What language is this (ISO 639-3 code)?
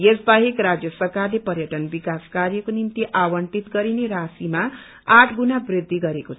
nep